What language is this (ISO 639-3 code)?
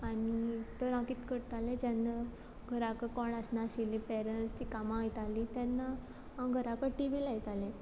kok